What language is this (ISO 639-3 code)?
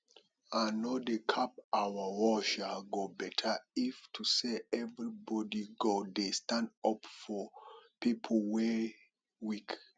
pcm